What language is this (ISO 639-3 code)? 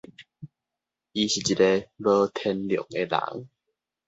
nan